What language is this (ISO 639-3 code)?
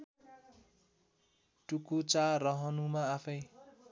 nep